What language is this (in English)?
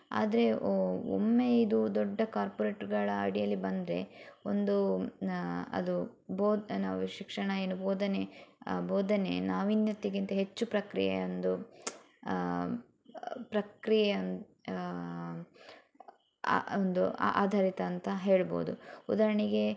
Kannada